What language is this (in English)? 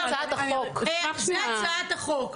Hebrew